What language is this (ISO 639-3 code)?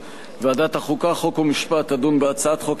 heb